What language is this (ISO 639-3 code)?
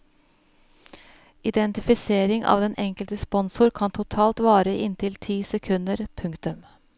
nor